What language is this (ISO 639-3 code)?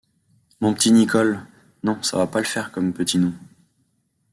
fra